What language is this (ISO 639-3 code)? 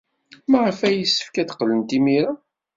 kab